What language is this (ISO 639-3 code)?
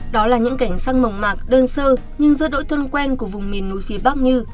vie